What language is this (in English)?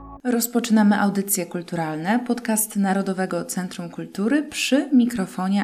Polish